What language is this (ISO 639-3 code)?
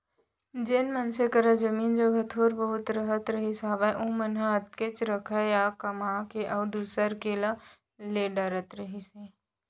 hne